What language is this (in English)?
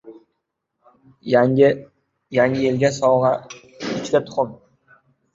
Uzbek